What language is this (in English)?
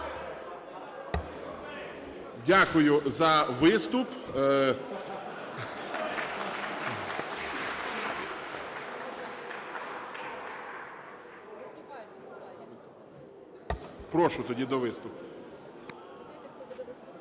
Ukrainian